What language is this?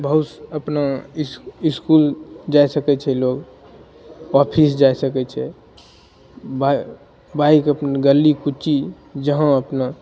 Maithili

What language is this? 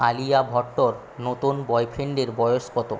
Bangla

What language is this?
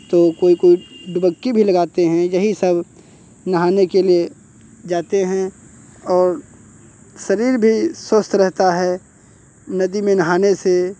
Hindi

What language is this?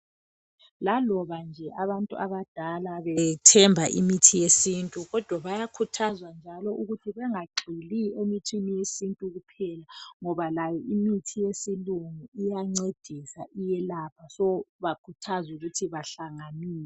North Ndebele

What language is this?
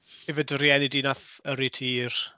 Welsh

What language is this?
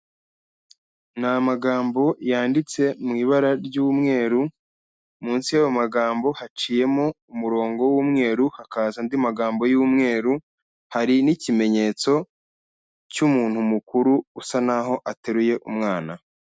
Kinyarwanda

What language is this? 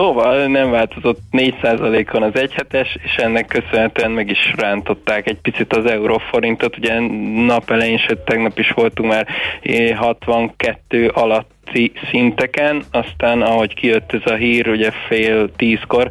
Hungarian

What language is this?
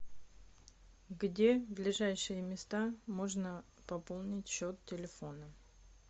Russian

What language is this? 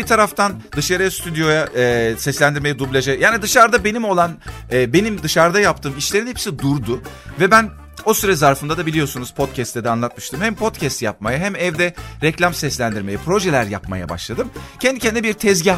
Turkish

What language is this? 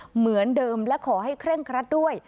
Thai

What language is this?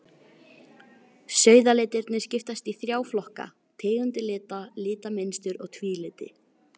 Icelandic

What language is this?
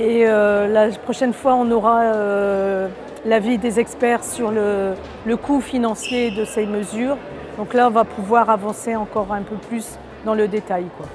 French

